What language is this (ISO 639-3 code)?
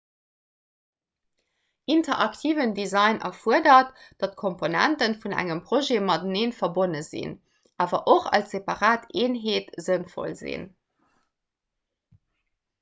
ltz